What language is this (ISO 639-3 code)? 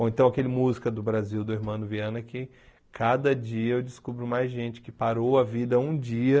por